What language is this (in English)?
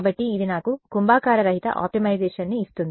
Telugu